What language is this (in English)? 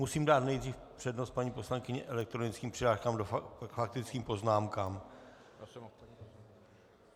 Czech